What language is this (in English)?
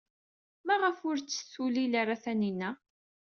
Kabyle